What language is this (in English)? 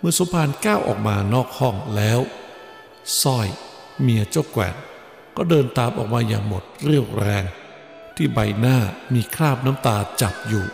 Thai